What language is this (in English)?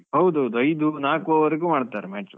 Kannada